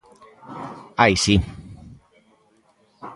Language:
Galician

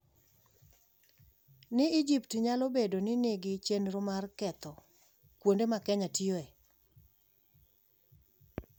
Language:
Luo (Kenya and Tanzania)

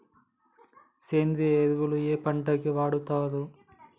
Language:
Telugu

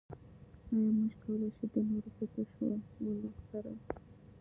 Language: Pashto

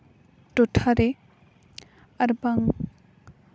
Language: Santali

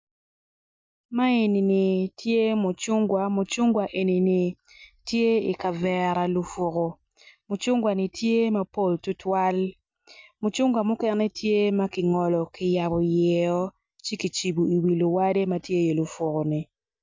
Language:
Acoli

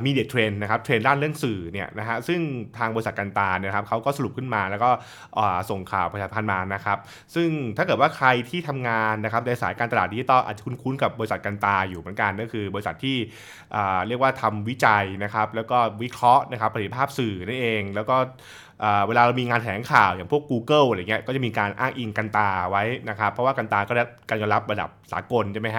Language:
Thai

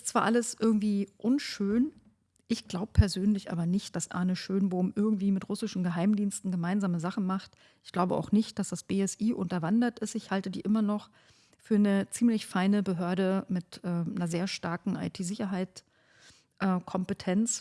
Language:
German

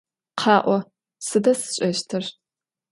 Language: Adyghe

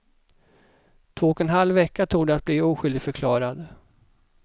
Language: Swedish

